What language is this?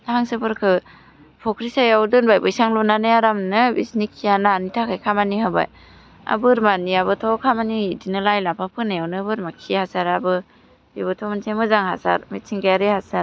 Bodo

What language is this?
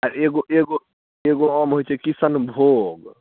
Maithili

